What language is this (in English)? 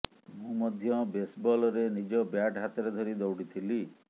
Odia